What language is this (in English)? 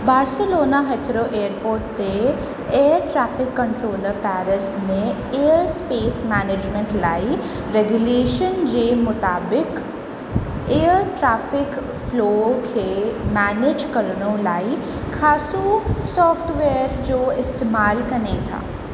Sindhi